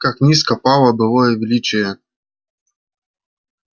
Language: Russian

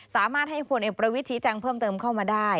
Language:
Thai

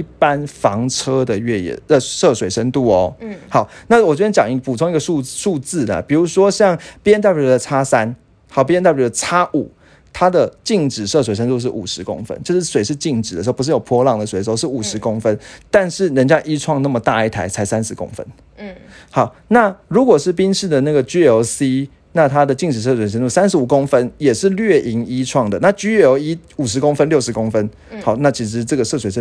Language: Chinese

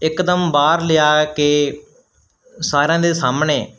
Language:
Punjabi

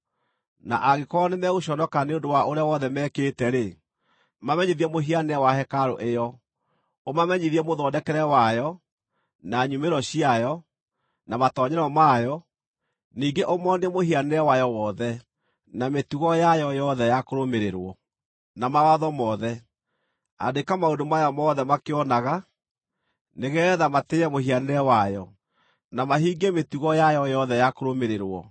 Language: Kikuyu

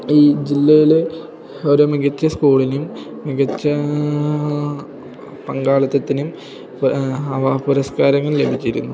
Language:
Malayalam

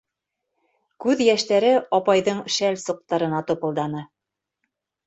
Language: Bashkir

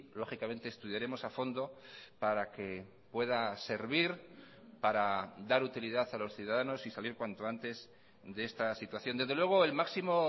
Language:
Spanish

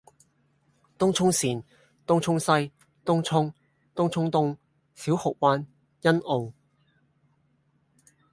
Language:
Cantonese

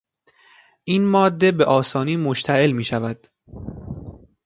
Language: Persian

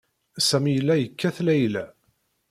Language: Kabyle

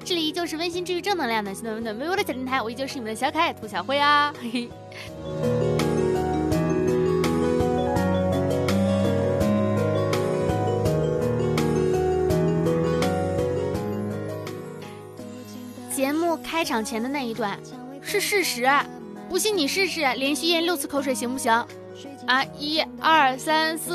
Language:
Chinese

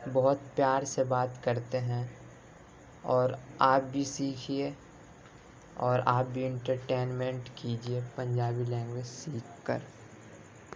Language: Urdu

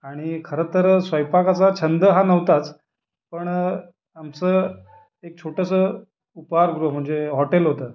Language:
Marathi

